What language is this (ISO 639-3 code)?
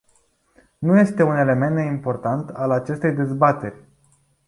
ron